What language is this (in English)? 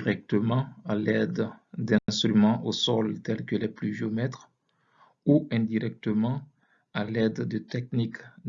French